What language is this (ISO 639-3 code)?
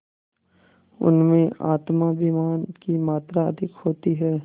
hin